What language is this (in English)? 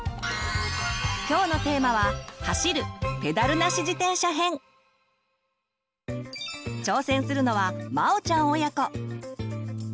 Japanese